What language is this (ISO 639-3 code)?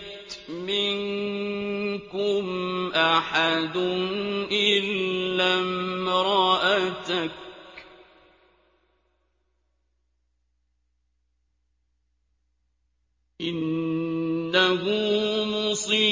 ara